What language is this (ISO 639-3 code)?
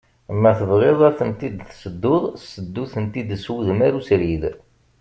kab